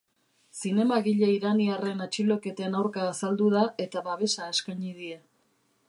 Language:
Basque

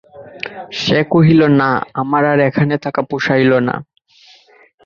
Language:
Bangla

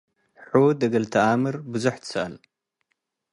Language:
Tigre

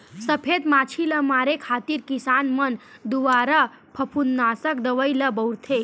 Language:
Chhattisgarhi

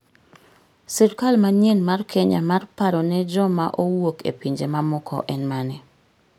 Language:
Luo (Kenya and Tanzania)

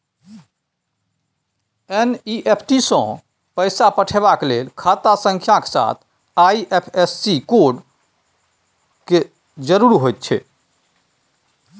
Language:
Maithili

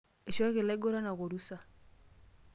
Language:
Masai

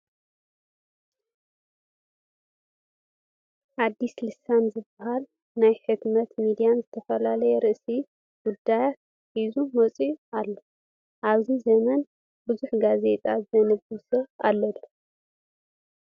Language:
Tigrinya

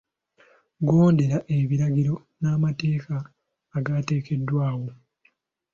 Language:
Ganda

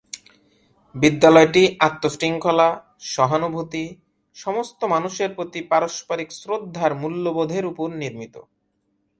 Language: Bangla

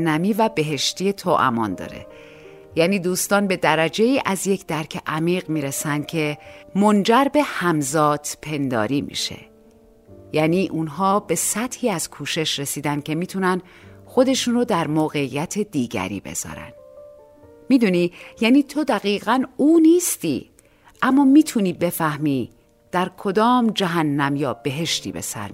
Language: Persian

